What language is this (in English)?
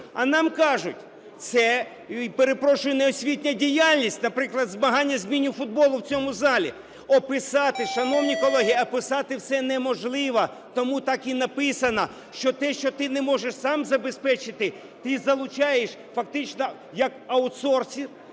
Ukrainian